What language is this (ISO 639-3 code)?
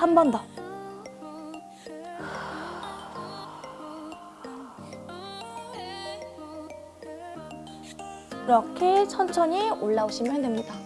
kor